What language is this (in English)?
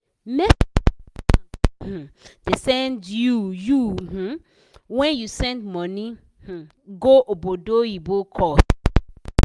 Nigerian Pidgin